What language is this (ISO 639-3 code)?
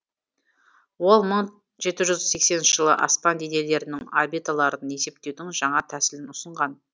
kaz